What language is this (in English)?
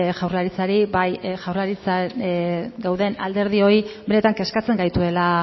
Basque